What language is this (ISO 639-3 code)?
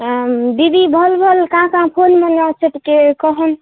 ori